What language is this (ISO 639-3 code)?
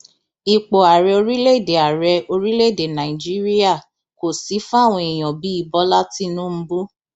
yor